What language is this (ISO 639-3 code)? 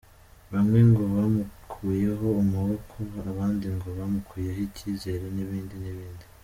kin